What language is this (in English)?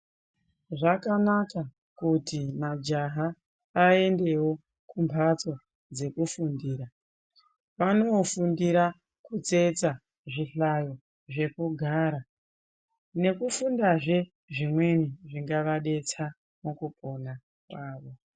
Ndau